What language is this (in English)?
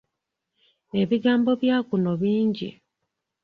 Ganda